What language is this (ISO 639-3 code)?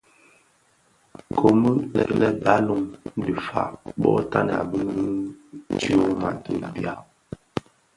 ksf